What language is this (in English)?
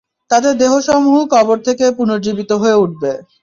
Bangla